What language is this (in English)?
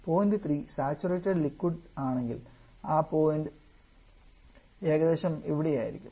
Malayalam